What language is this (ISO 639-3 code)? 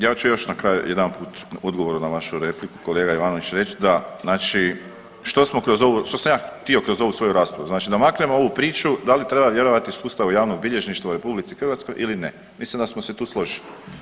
hrv